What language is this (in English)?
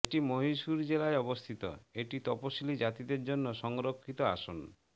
Bangla